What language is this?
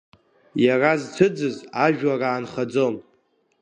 Abkhazian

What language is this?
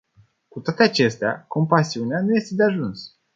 Romanian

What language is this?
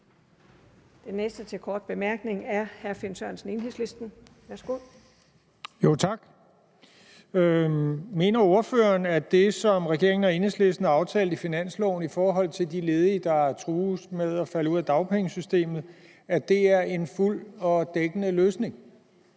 Danish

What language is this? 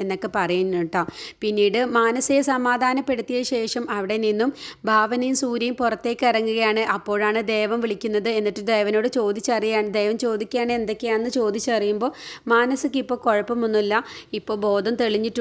Malayalam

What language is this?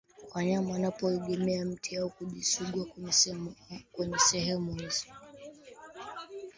Swahili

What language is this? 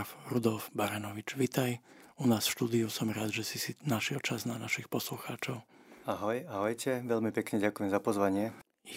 Slovak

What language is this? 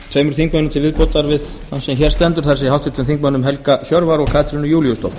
Icelandic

